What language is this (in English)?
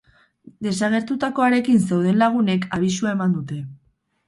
Basque